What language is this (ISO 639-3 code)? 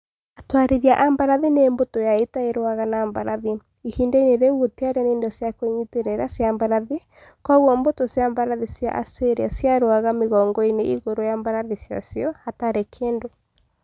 kik